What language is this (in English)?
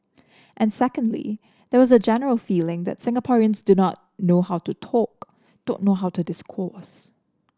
English